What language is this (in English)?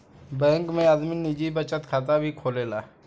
Bhojpuri